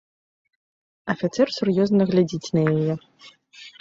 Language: Belarusian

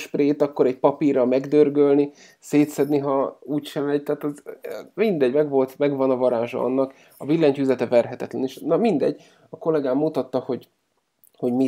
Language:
Hungarian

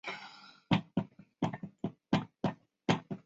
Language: Chinese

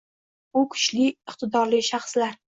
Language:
Uzbek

